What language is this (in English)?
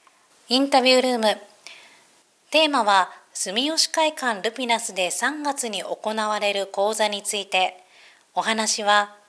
Japanese